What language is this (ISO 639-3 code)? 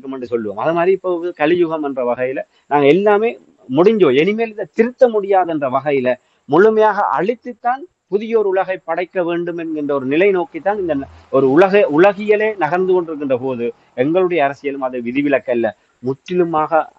tam